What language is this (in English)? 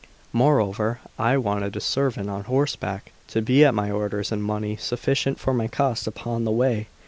English